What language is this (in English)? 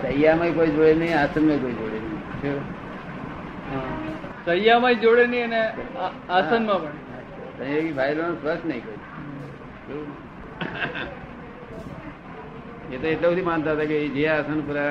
Gujarati